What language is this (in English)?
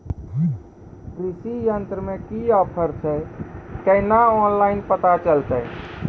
Maithili